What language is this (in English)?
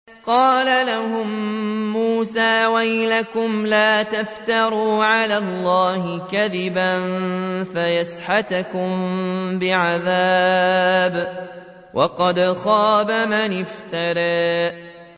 Arabic